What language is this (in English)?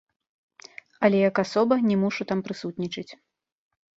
Belarusian